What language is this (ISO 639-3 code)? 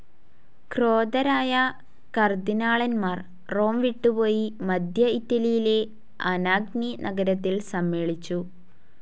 mal